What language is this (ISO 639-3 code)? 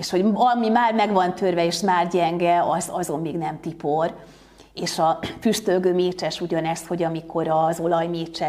hun